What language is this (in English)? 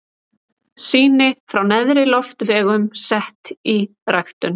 Icelandic